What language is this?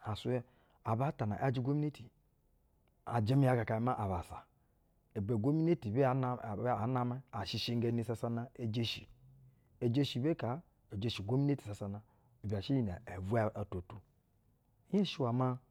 Basa (Nigeria)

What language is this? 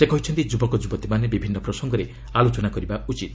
Odia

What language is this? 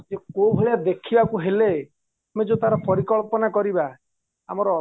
Odia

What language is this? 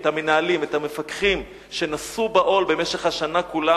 Hebrew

